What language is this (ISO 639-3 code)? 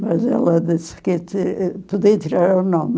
por